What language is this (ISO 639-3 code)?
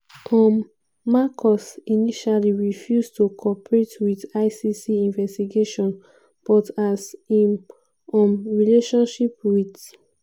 pcm